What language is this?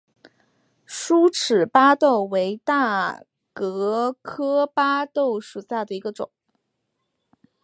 Chinese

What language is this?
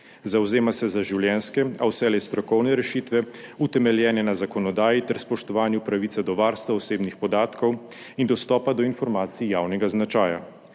Slovenian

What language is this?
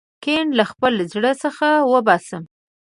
Pashto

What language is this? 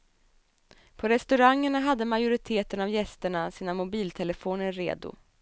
Swedish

